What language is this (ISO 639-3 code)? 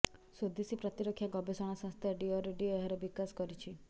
ori